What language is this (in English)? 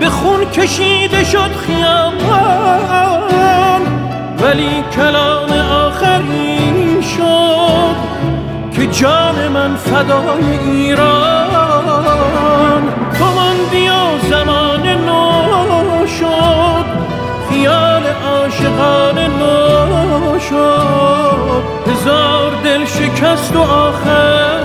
Persian